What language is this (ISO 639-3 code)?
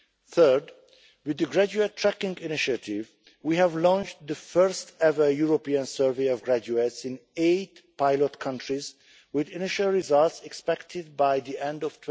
eng